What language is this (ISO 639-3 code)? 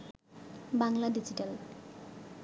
ben